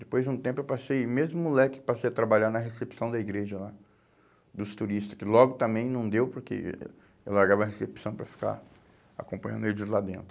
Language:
Portuguese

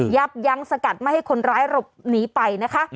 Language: Thai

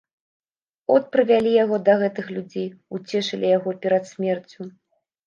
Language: Belarusian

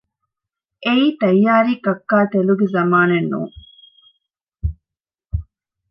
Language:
Divehi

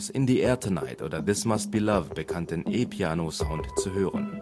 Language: German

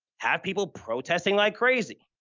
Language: English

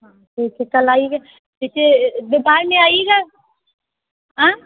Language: Hindi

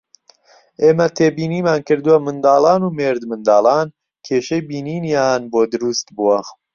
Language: Central Kurdish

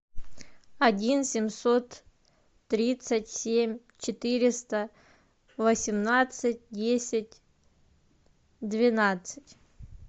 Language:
Russian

